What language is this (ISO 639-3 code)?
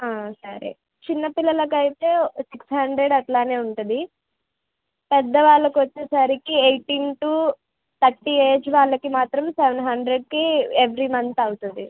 tel